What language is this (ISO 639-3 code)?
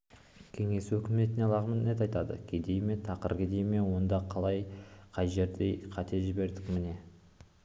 kaz